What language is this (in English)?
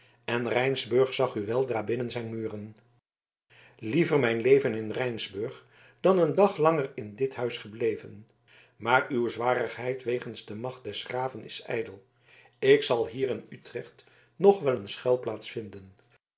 Dutch